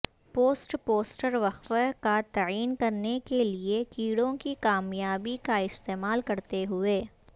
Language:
Urdu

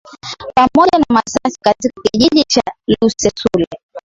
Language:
Swahili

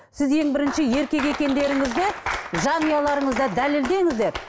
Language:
Kazakh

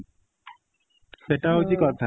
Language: Odia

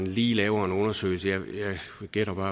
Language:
Danish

